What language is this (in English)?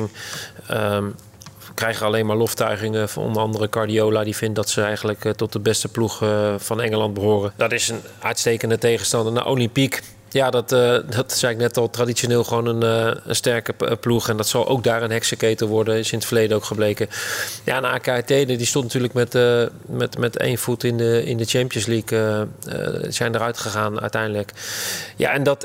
Dutch